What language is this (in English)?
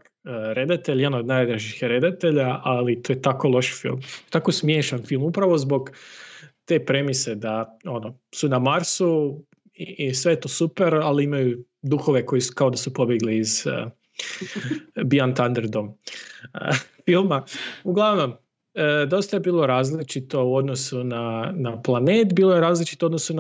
Croatian